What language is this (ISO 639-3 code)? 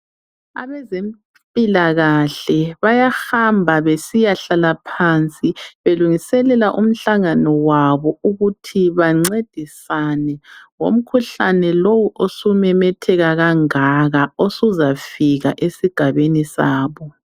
nde